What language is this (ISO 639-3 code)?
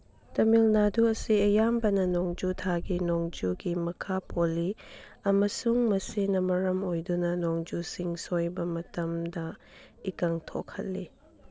mni